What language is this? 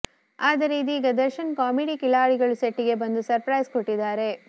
Kannada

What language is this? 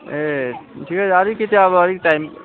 Nepali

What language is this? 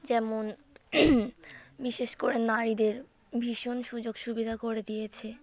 Bangla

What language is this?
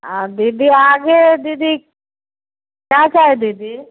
Maithili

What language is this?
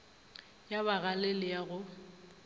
Northern Sotho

